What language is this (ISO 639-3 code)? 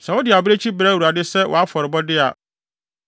aka